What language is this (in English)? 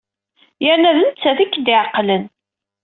Kabyle